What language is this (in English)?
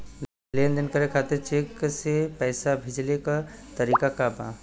Bhojpuri